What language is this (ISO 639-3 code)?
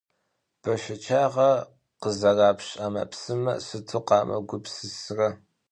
kbd